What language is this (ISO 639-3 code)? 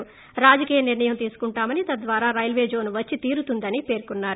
tel